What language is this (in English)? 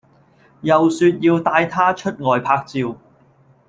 Cantonese